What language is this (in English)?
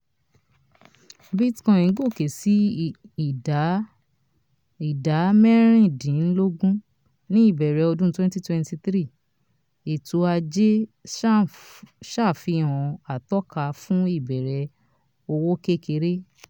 Yoruba